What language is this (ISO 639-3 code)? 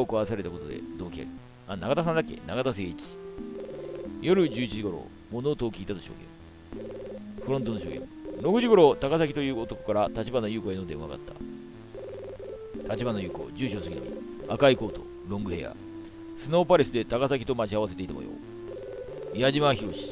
jpn